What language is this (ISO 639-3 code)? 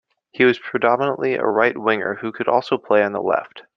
eng